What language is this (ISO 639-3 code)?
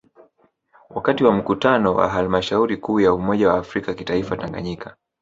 swa